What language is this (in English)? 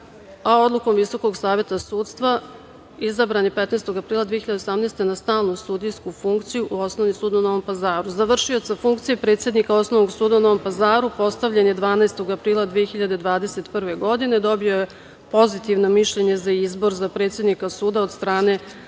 Serbian